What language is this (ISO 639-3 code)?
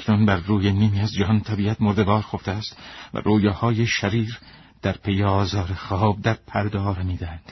fas